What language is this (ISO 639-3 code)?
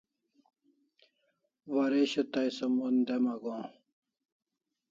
kls